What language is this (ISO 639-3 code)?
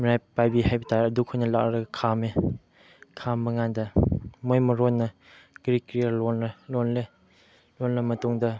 mni